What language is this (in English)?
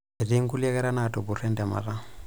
Masai